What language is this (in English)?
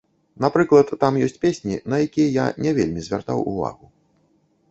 Belarusian